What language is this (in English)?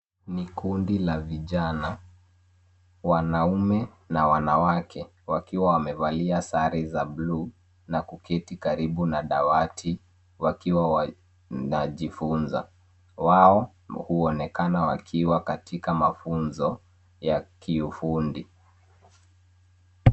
Swahili